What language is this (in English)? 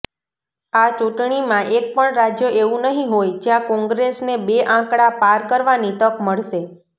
Gujarati